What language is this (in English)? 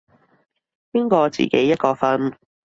Cantonese